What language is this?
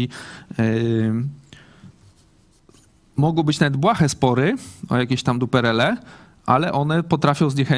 Polish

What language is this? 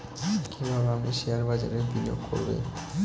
Bangla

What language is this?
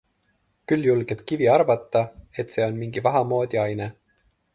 Estonian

